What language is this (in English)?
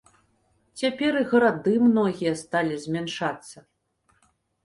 Belarusian